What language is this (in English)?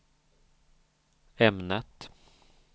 Swedish